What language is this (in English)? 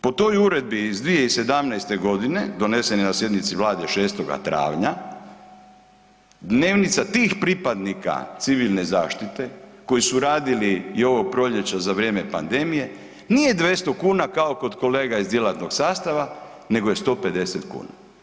Croatian